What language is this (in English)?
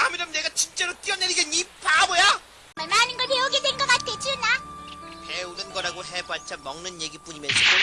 Korean